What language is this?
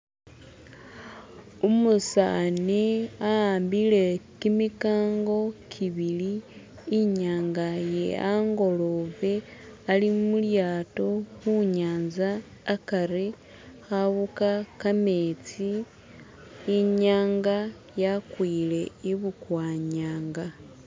Masaaba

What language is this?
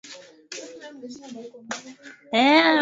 Swahili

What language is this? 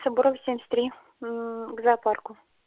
Russian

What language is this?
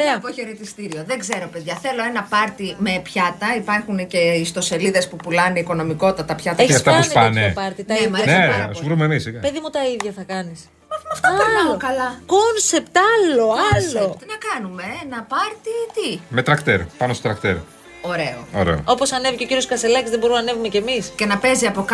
Greek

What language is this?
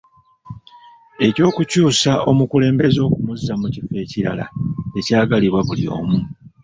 Ganda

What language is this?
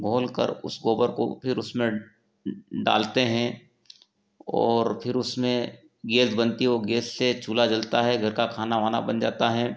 Hindi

